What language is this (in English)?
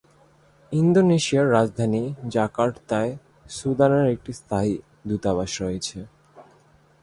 Bangla